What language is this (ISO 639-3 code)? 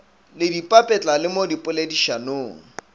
nso